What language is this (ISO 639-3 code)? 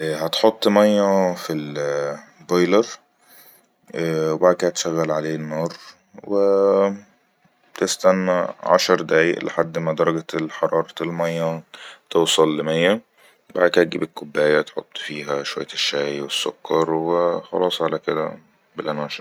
arz